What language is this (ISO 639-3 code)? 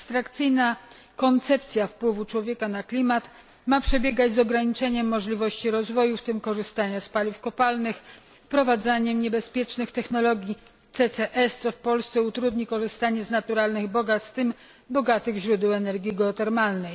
pol